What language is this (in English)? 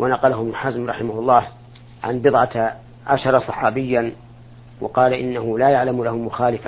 Arabic